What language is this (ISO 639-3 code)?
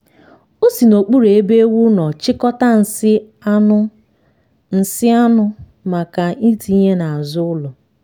ibo